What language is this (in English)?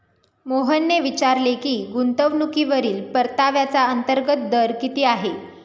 Marathi